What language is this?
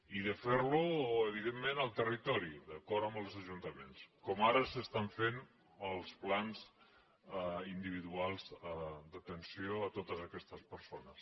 Catalan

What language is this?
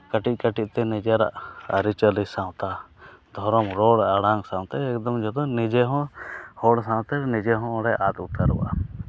Santali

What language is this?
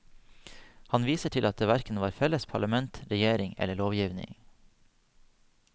Norwegian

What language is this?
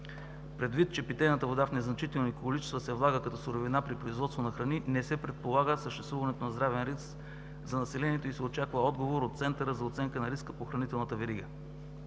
Bulgarian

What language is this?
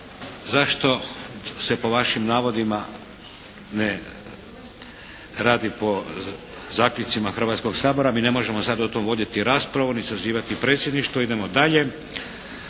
Croatian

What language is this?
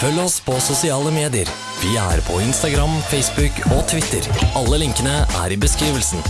Norwegian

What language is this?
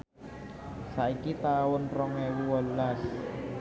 Javanese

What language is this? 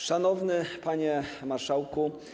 Polish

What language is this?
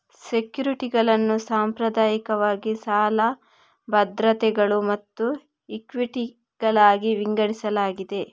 Kannada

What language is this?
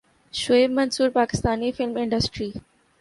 Urdu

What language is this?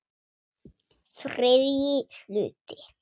Icelandic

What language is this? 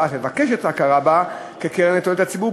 Hebrew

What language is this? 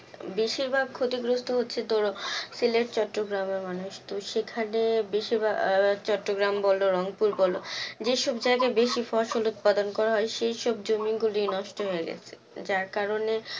Bangla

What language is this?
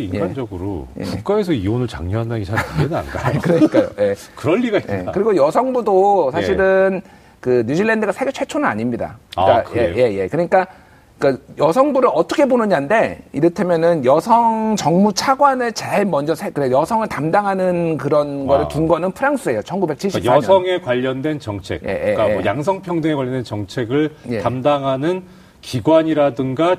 Korean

